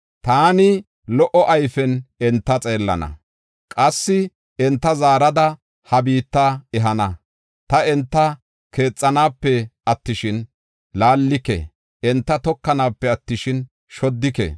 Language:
Gofa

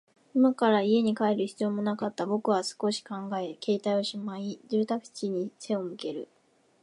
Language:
Japanese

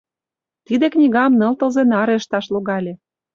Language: Mari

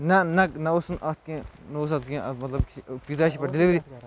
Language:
Kashmiri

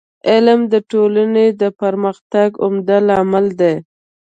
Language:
Pashto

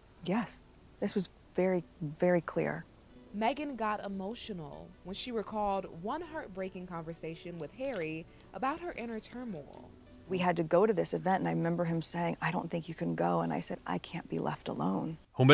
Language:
Swedish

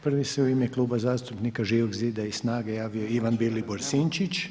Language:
Croatian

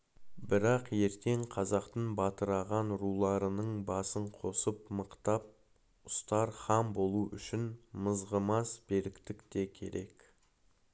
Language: Kazakh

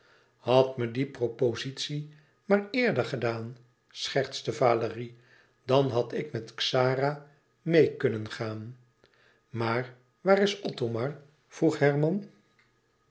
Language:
Dutch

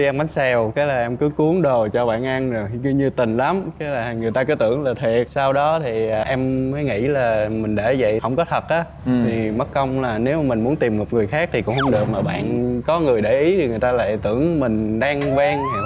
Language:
Vietnamese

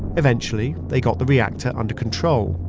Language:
English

